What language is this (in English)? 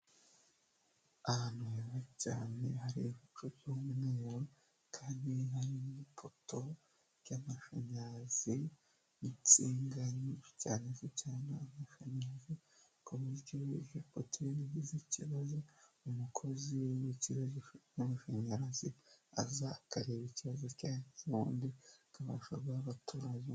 Kinyarwanda